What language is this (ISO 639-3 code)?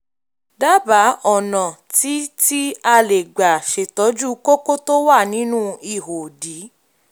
yor